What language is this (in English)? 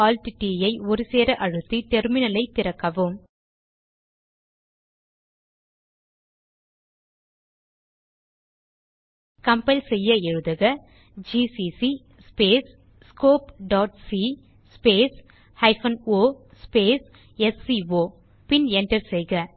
Tamil